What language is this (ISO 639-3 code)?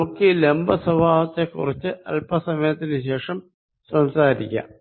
mal